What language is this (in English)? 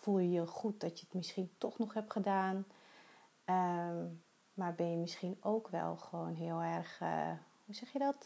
Dutch